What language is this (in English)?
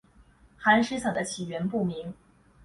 Chinese